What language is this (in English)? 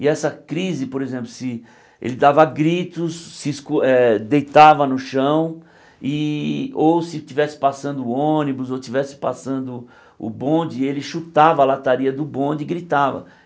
Portuguese